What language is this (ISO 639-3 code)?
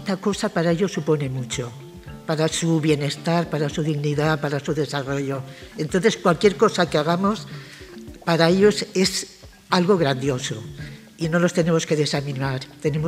spa